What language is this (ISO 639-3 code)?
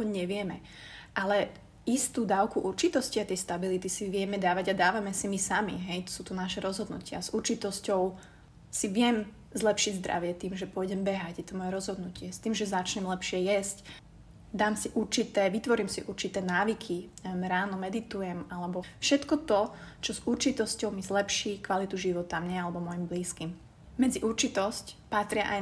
slk